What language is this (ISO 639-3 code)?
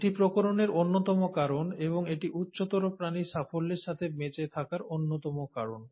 ben